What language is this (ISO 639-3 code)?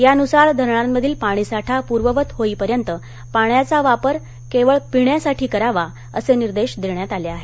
mar